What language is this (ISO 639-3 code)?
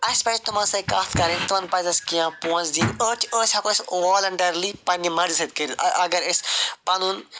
kas